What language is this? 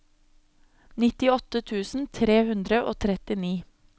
Norwegian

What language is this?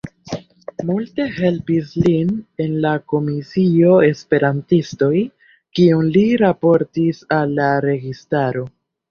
Esperanto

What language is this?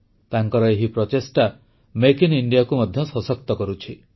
Odia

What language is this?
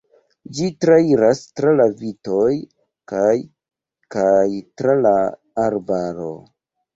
Esperanto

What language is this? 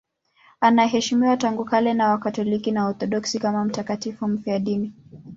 Swahili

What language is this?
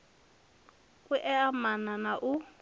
Venda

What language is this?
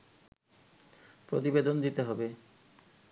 Bangla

